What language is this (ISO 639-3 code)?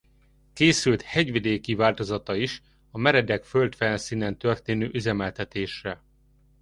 hun